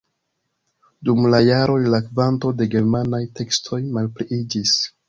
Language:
Esperanto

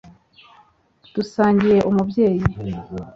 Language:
Kinyarwanda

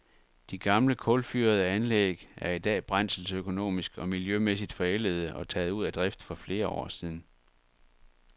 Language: Danish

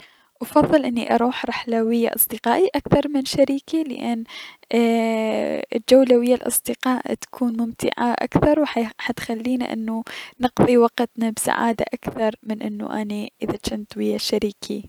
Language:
Mesopotamian Arabic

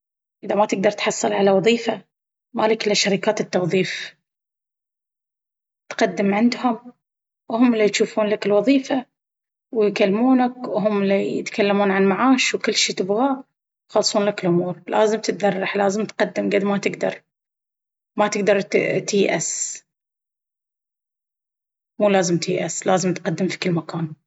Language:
Baharna Arabic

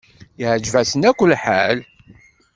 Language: Kabyle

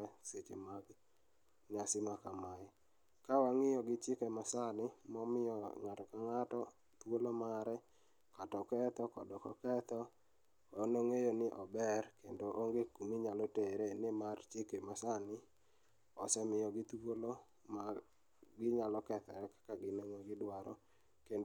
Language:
Luo (Kenya and Tanzania)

